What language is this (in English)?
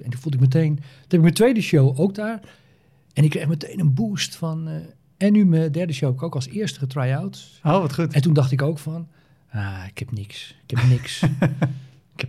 Dutch